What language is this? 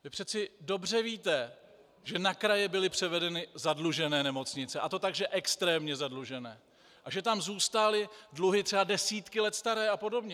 Czech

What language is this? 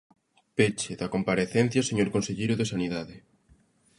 Galician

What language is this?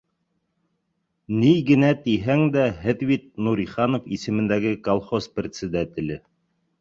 Bashkir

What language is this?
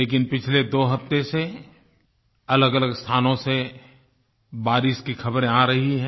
Hindi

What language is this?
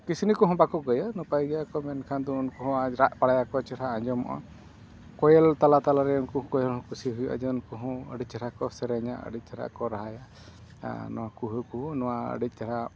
Santali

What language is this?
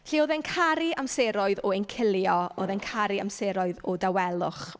Welsh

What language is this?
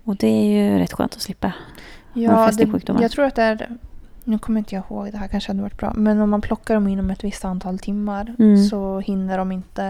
Swedish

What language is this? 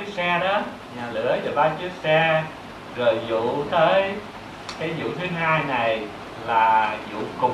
Vietnamese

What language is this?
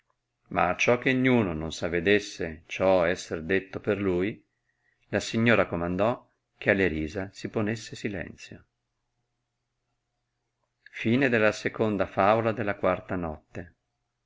Italian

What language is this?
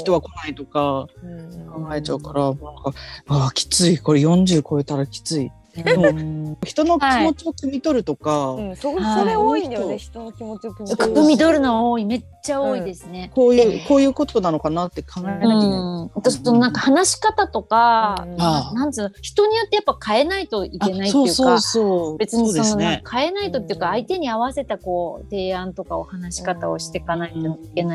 Japanese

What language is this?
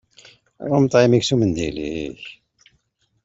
Kabyle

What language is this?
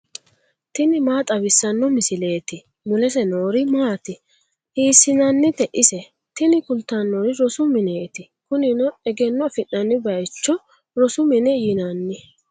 Sidamo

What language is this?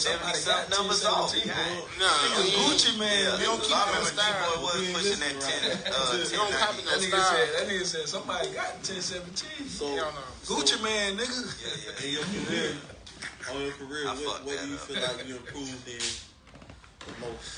English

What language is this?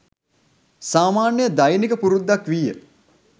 Sinhala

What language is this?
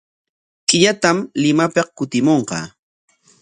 Corongo Ancash Quechua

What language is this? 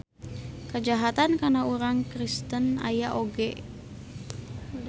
Sundanese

